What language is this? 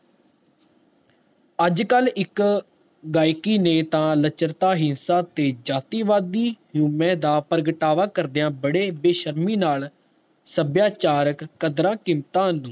Punjabi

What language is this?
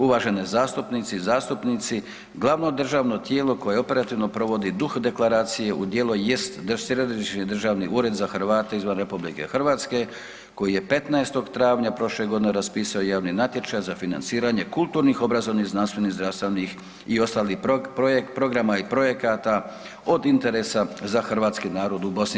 Croatian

